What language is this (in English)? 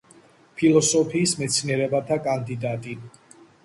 Georgian